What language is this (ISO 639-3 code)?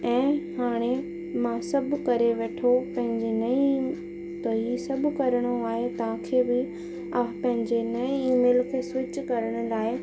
snd